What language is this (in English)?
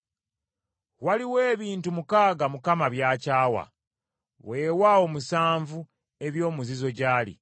Ganda